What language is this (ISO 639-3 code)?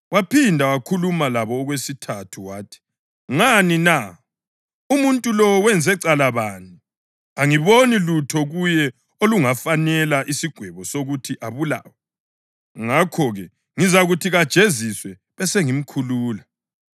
nde